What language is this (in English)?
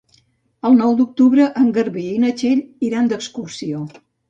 Catalan